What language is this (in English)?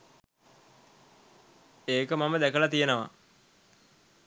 Sinhala